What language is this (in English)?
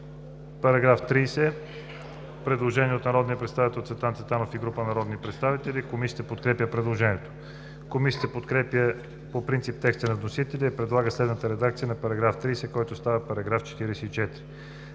Bulgarian